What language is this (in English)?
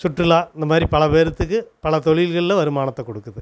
Tamil